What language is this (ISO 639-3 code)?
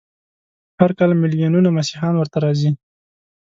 pus